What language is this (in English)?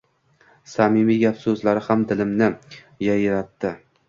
Uzbek